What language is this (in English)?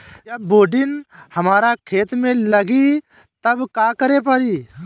Bhojpuri